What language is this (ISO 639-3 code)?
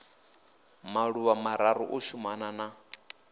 ven